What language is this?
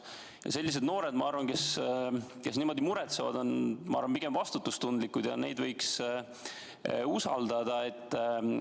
Estonian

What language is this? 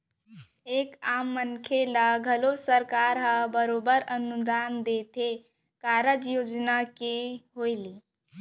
Chhattisgarhi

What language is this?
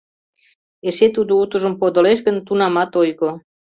Mari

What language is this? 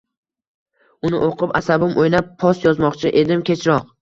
Uzbek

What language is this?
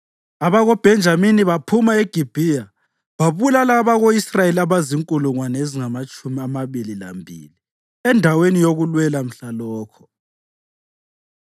North Ndebele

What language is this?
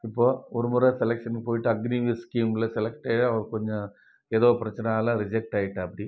Tamil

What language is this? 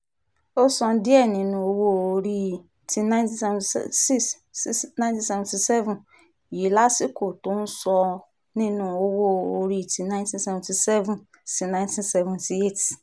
Yoruba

